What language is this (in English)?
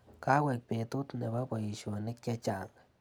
Kalenjin